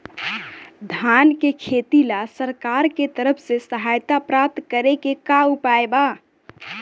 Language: Bhojpuri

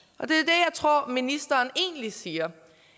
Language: Danish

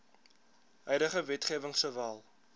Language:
Afrikaans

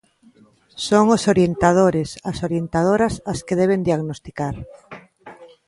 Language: Galician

